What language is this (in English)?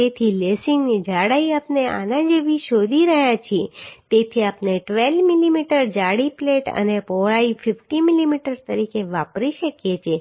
Gujarati